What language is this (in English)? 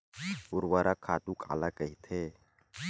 Chhattisgarhi